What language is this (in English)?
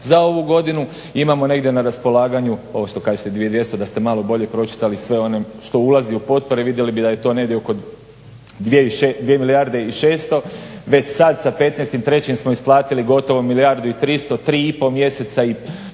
Croatian